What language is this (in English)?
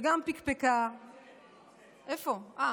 Hebrew